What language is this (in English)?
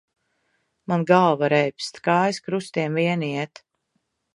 Latvian